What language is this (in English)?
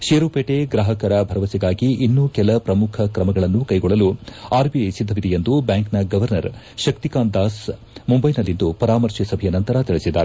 Kannada